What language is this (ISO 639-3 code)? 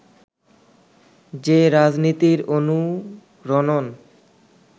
ben